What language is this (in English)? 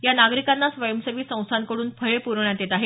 Marathi